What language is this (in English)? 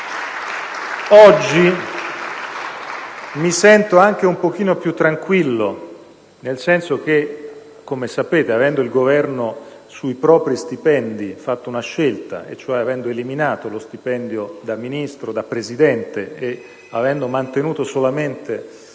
Italian